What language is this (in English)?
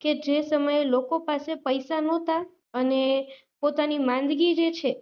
Gujarati